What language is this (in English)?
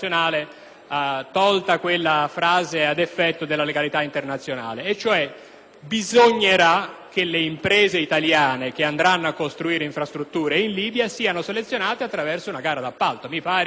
Italian